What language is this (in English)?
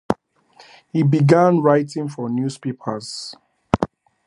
English